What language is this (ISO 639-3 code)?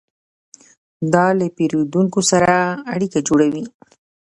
pus